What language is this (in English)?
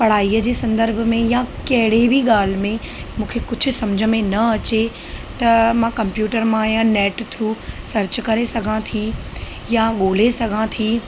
Sindhi